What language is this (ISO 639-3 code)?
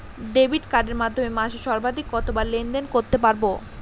ben